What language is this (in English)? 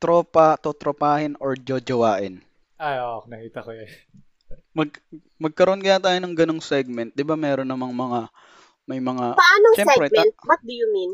Filipino